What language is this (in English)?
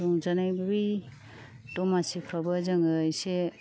Bodo